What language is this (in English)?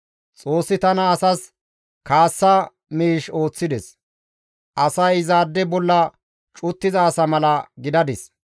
Gamo